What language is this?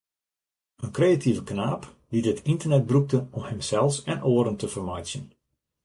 Western Frisian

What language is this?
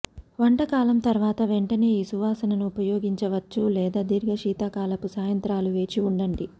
Telugu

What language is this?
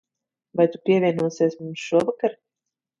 Latvian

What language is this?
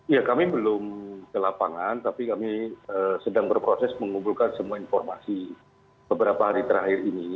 Indonesian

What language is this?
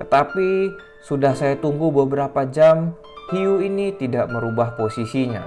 Indonesian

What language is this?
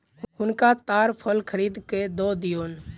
Maithili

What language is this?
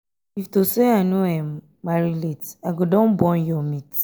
Nigerian Pidgin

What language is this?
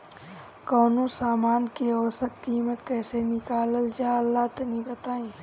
Bhojpuri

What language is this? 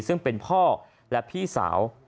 Thai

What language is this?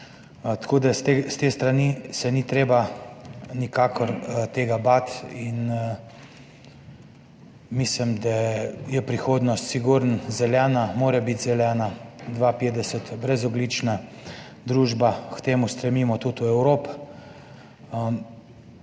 Slovenian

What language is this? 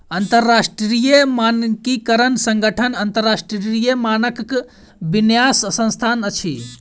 Maithili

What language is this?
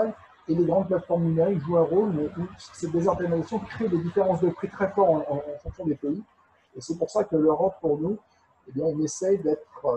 French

